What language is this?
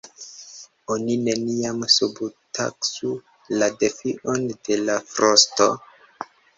Esperanto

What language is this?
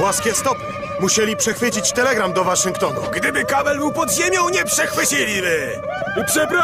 Polish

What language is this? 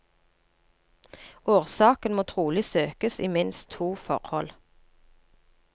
Norwegian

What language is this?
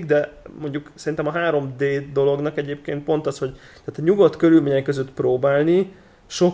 Hungarian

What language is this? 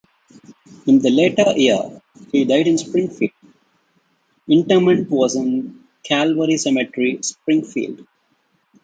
English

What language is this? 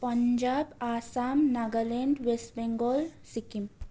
Nepali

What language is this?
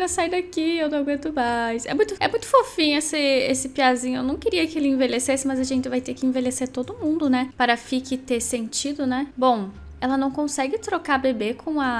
Portuguese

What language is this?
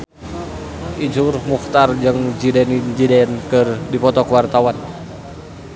Sundanese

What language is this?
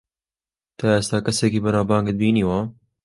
Central Kurdish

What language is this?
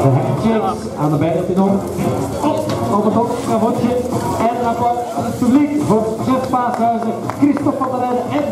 Dutch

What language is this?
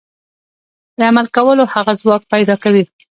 Pashto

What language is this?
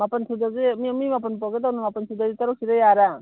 Manipuri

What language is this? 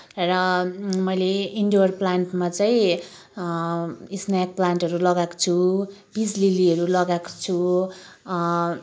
Nepali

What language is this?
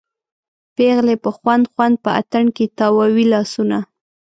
Pashto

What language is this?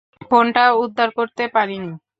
Bangla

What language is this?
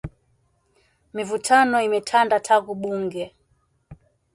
Swahili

